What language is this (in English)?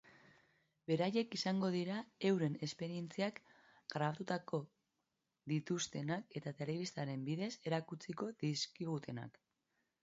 Basque